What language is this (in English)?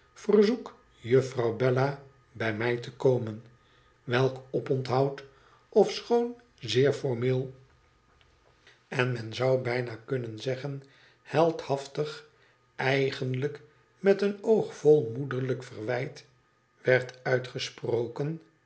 Dutch